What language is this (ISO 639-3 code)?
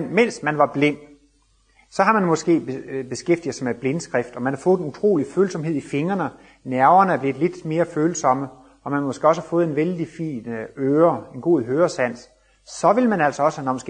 dan